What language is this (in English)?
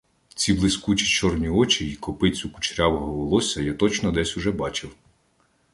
Ukrainian